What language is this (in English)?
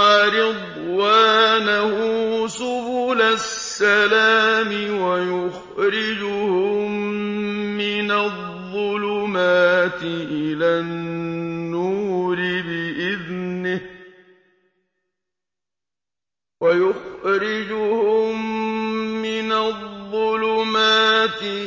Arabic